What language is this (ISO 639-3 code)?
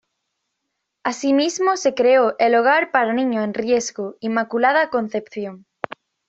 spa